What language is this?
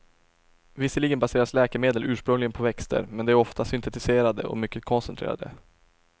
Swedish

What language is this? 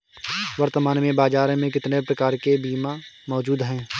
Hindi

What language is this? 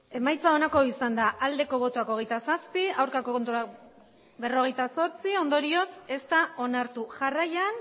Basque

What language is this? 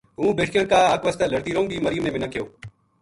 Gujari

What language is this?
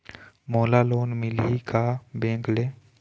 Chhattisgarhi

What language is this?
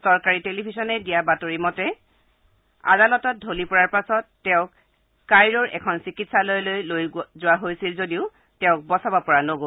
Assamese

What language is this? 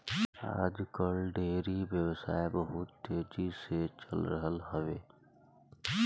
Bhojpuri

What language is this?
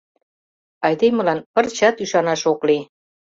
Mari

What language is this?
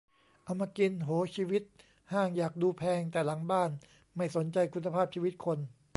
Thai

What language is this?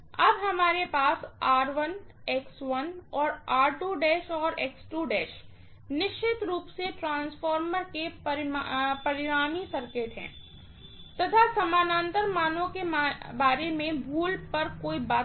Hindi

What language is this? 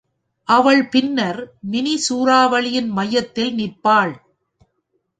Tamil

